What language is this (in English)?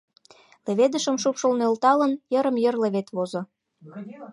Mari